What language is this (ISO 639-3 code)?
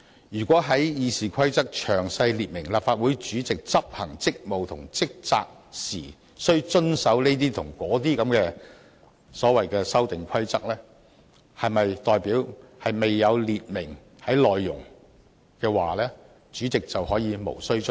yue